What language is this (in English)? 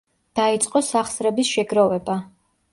Georgian